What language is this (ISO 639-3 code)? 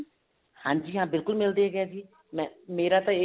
pan